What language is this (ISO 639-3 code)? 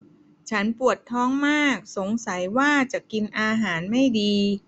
tha